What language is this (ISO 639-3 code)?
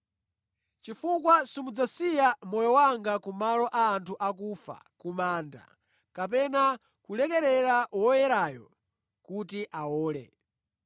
nya